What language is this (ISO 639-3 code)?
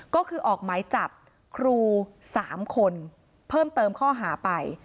tha